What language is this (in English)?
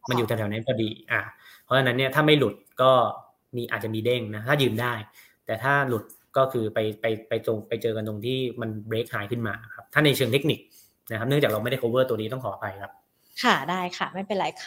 Thai